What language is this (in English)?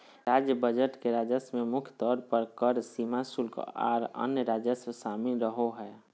Magahi